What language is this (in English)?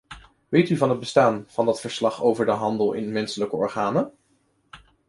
Dutch